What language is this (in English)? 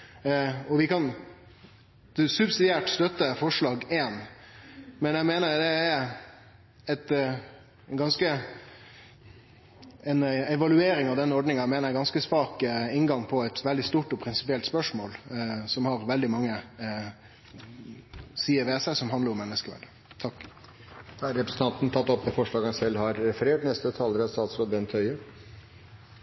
Norwegian